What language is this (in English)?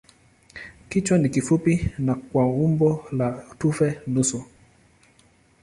Swahili